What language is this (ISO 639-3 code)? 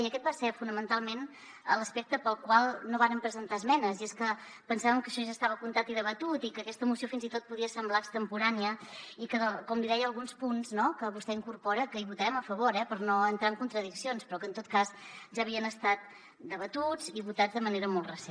cat